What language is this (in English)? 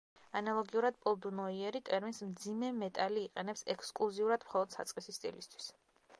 Georgian